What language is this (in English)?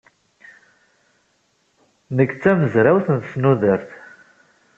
Kabyle